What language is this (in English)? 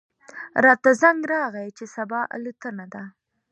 Pashto